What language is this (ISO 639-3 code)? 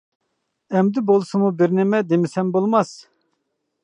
uig